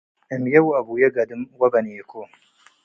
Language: Tigre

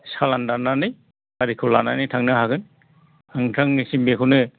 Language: Bodo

